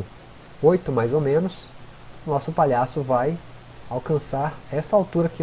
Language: Portuguese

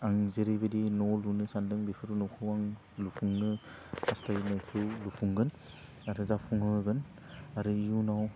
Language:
Bodo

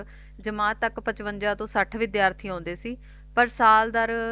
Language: Punjabi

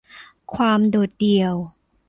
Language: Thai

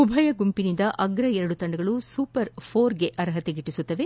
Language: Kannada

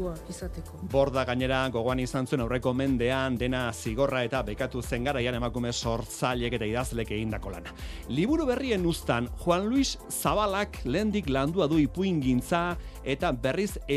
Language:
Spanish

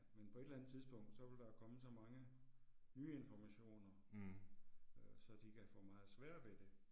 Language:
Danish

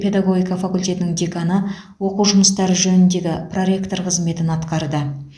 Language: Kazakh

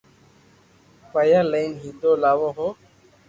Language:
Loarki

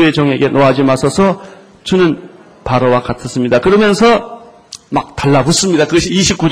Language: Korean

